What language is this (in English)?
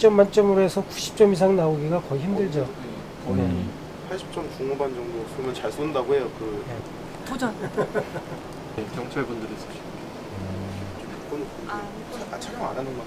Korean